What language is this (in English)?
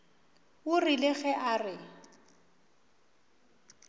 Northern Sotho